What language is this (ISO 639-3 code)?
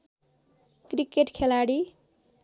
nep